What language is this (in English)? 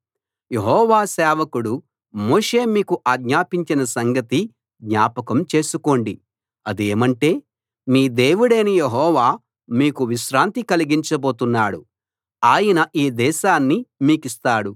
Telugu